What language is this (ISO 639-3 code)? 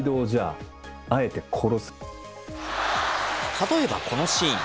jpn